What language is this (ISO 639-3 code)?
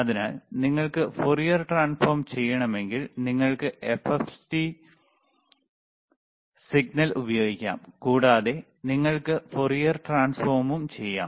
mal